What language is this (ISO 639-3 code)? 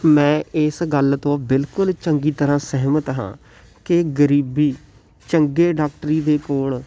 pan